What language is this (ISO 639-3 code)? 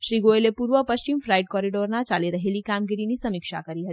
guj